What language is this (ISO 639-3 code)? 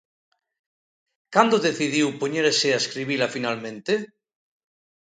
glg